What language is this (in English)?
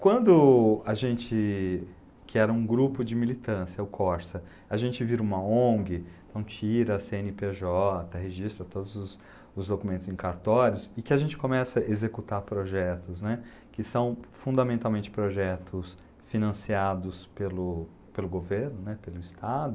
Portuguese